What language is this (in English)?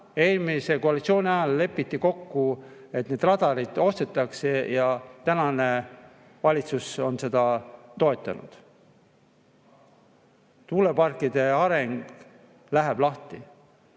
Estonian